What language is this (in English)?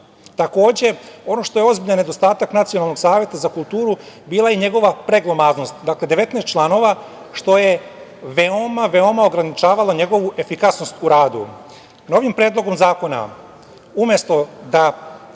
Serbian